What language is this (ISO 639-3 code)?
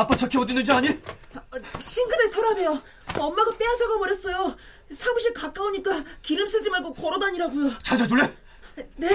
kor